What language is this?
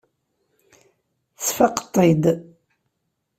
Kabyle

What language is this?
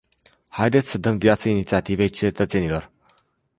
Romanian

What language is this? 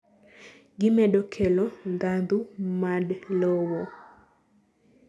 Luo (Kenya and Tanzania)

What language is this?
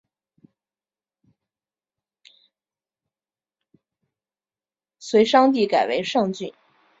Chinese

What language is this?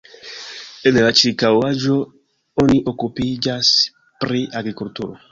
Esperanto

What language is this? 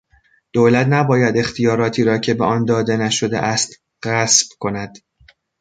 Persian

